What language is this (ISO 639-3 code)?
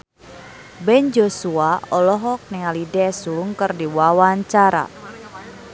sun